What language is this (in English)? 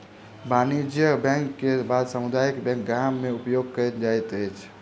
Maithili